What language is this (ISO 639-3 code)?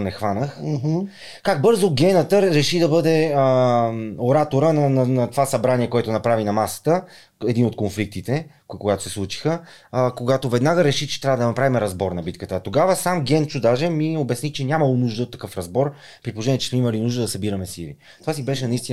bul